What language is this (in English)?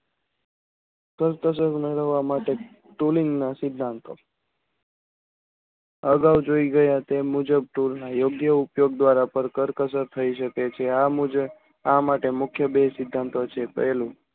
Gujarati